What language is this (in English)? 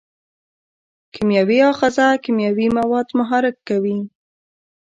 Pashto